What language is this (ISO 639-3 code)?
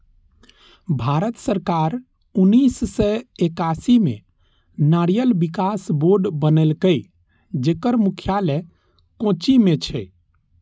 mai